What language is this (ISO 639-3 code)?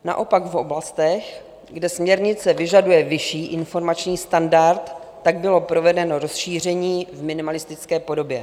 ces